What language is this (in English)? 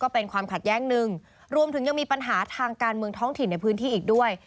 Thai